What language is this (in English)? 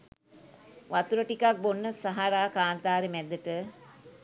Sinhala